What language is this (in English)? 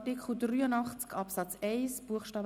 Swiss German